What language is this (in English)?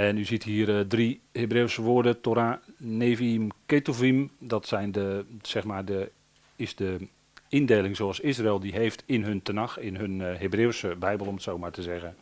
Dutch